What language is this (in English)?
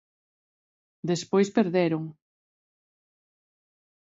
Galician